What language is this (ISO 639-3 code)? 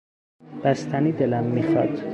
fas